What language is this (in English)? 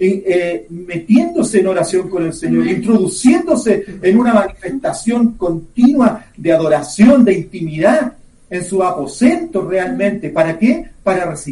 Spanish